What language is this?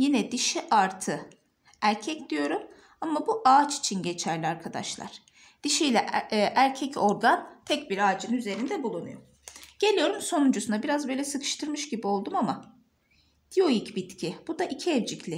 Turkish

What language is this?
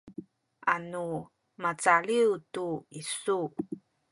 Sakizaya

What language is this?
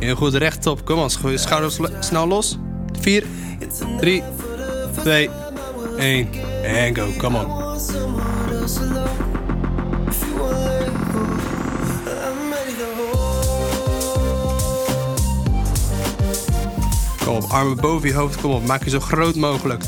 Dutch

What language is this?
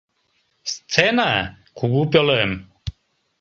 Mari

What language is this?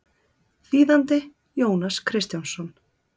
Icelandic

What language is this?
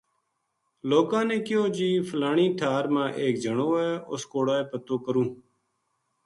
Gujari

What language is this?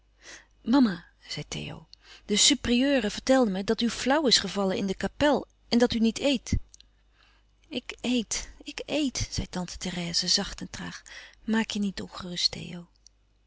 Dutch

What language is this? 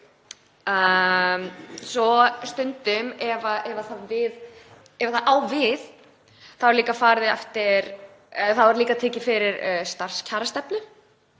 Icelandic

